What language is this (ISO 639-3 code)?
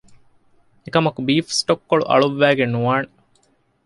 div